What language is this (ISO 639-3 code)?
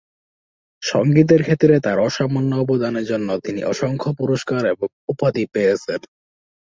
ben